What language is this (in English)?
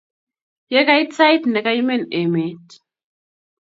Kalenjin